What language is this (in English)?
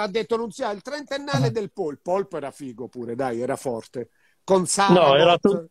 Italian